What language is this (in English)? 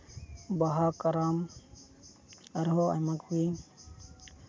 Santali